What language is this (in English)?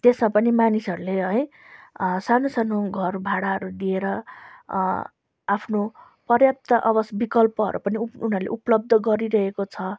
Nepali